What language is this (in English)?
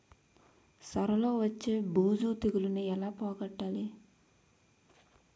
Telugu